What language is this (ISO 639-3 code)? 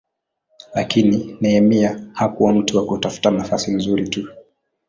swa